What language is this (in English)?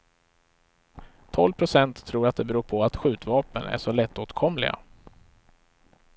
Swedish